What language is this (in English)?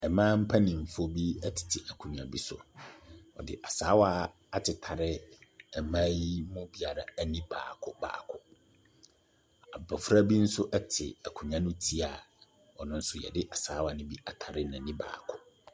Akan